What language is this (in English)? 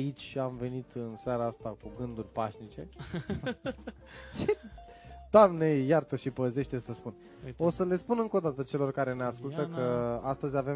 Romanian